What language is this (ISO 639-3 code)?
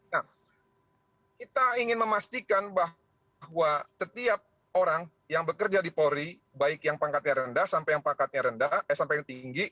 ind